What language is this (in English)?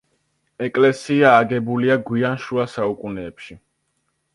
Georgian